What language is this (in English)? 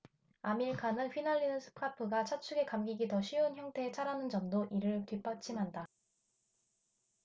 Korean